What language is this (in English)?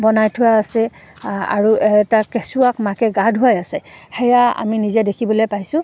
Assamese